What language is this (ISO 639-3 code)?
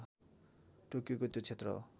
nep